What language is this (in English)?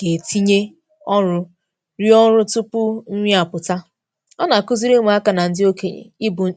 Igbo